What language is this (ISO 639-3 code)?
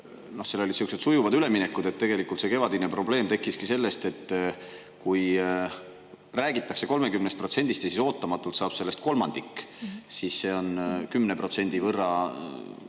est